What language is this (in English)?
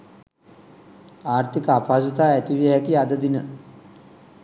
Sinhala